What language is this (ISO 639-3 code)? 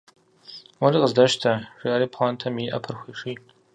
kbd